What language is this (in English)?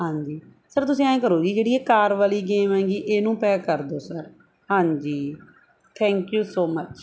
Punjabi